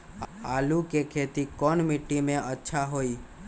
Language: Magahi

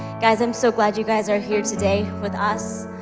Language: English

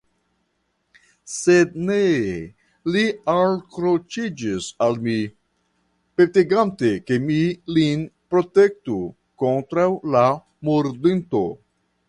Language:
Esperanto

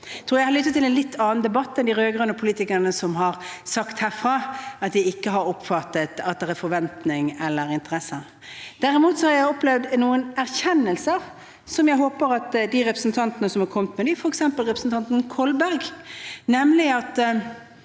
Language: Norwegian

